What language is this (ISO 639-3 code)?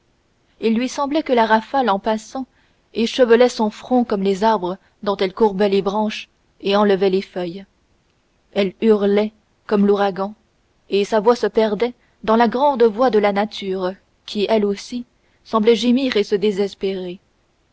fra